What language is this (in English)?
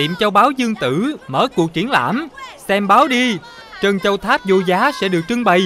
Vietnamese